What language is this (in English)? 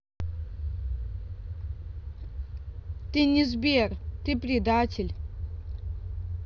Russian